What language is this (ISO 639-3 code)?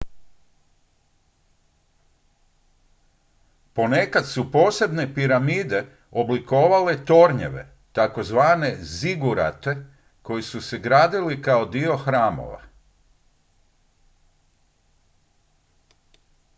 hrv